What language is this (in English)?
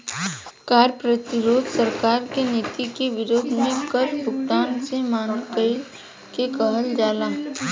Bhojpuri